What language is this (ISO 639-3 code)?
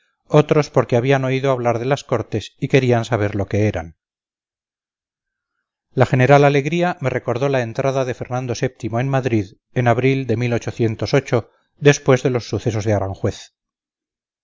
spa